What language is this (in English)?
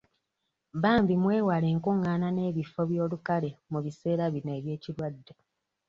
Ganda